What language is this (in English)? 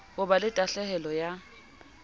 Southern Sotho